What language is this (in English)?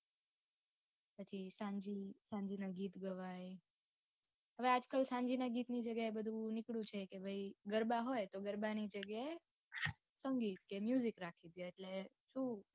Gujarati